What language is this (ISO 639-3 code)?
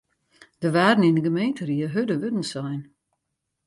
fry